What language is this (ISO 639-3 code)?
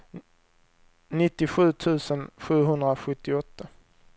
swe